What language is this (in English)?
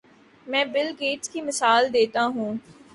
Urdu